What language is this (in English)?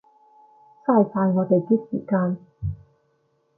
Cantonese